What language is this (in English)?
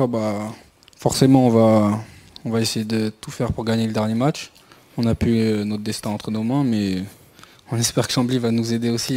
French